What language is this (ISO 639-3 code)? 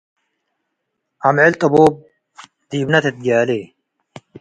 tig